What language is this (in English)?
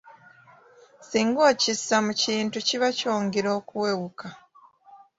Ganda